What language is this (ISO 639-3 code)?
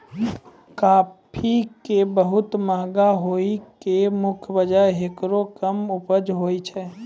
mai